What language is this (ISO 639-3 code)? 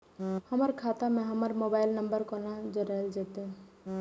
mai